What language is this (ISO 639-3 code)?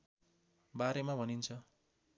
nep